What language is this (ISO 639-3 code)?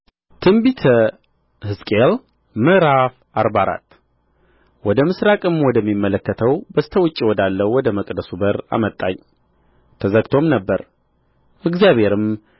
amh